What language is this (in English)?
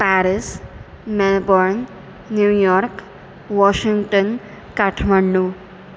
Sanskrit